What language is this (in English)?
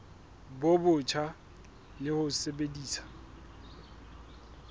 Southern Sotho